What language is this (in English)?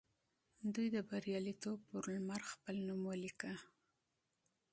Pashto